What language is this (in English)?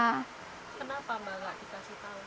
Indonesian